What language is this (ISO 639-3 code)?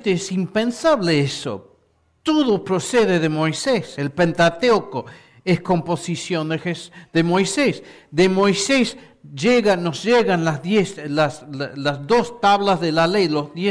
spa